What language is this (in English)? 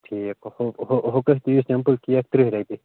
Kashmiri